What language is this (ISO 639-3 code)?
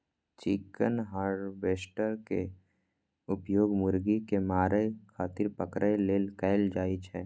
mai